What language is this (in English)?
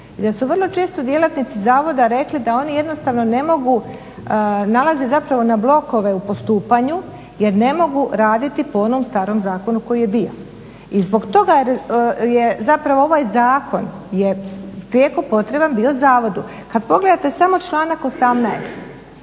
Croatian